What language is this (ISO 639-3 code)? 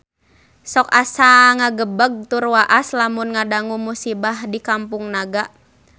sun